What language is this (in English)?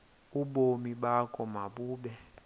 Xhosa